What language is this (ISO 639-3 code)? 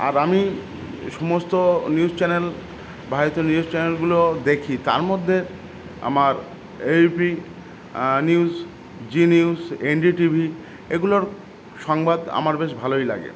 ben